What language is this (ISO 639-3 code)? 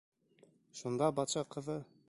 bak